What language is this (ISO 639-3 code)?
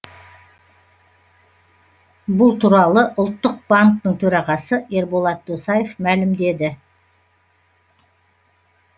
kaz